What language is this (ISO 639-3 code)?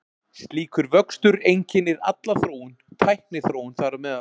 isl